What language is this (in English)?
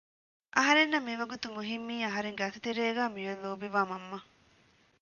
Divehi